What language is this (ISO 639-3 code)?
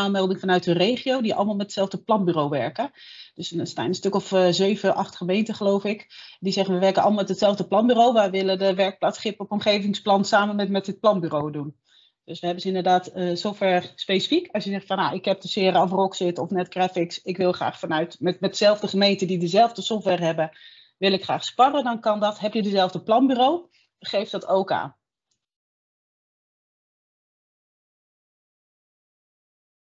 nld